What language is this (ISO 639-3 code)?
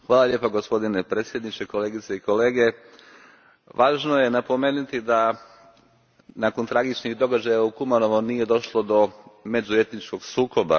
hrv